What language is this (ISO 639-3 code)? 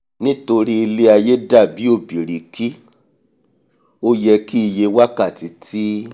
yor